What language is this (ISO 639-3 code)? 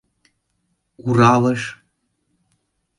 chm